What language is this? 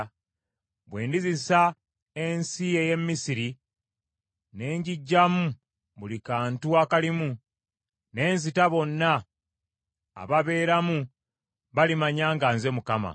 Ganda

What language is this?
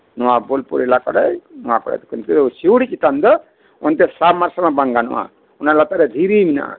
Santali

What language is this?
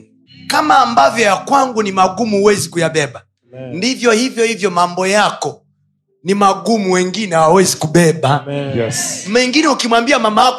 Swahili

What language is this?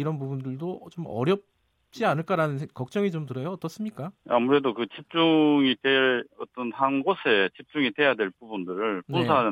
Korean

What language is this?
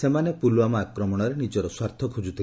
Odia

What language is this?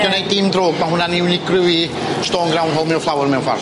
Welsh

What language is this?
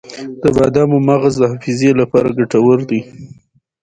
Pashto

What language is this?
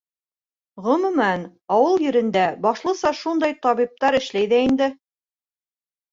Bashkir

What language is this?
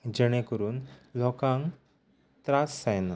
Konkani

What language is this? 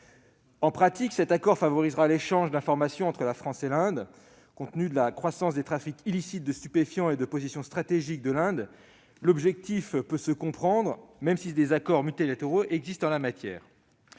French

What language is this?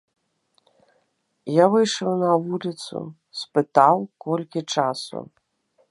Belarusian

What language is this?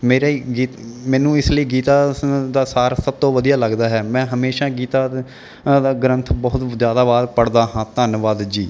Punjabi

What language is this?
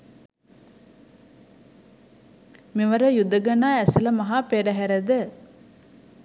Sinhala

